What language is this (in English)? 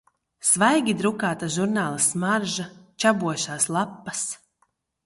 Latvian